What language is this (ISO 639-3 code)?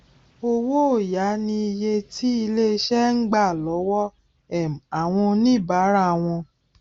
yor